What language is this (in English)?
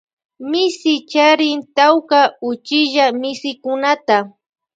Loja Highland Quichua